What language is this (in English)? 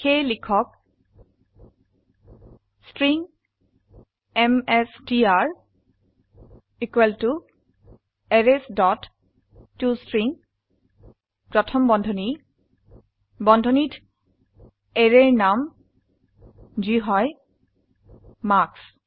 Assamese